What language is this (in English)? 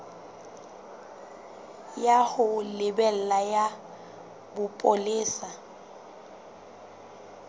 Southern Sotho